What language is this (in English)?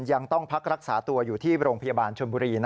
Thai